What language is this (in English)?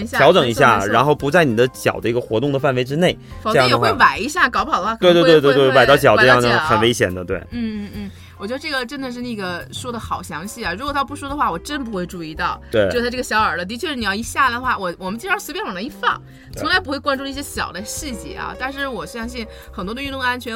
Chinese